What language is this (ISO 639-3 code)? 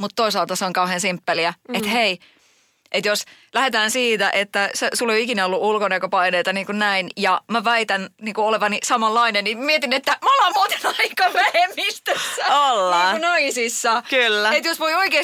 fin